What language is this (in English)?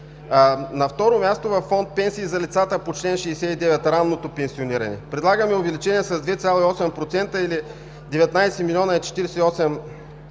Bulgarian